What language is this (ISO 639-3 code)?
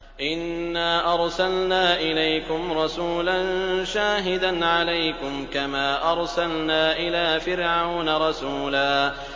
ara